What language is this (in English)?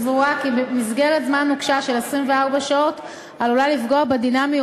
Hebrew